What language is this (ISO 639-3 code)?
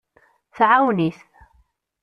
kab